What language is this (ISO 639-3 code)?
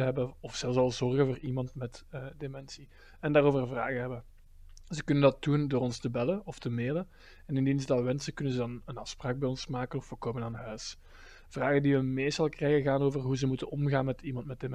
nld